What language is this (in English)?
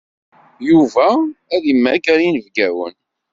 Kabyle